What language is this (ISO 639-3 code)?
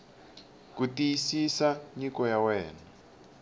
tso